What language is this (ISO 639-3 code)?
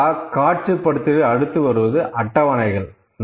tam